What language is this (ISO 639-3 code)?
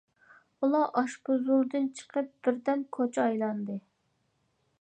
uig